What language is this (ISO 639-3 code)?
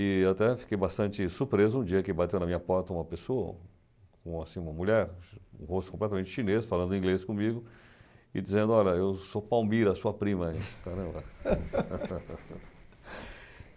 por